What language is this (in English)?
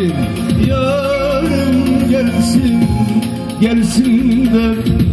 Turkish